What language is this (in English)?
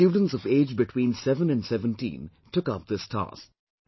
English